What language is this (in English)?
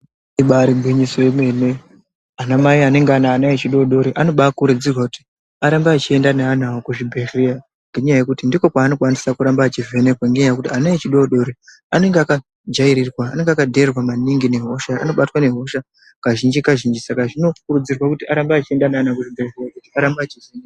Ndau